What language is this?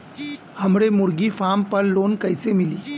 Bhojpuri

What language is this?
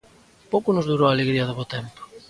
Galician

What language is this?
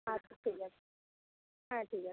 Bangla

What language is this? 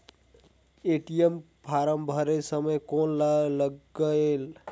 Chhattisgarhi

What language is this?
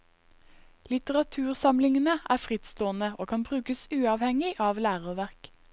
Norwegian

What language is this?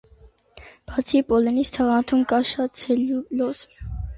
Armenian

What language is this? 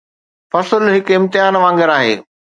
Sindhi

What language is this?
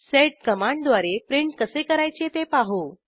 Marathi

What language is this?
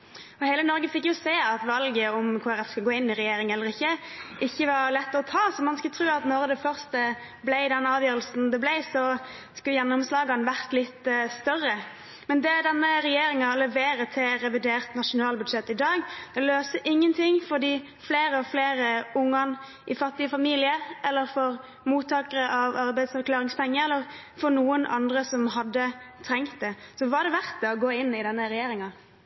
Norwegian Bokmål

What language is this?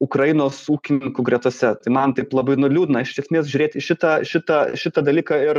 Lithuanian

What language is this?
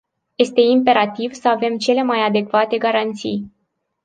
Romanian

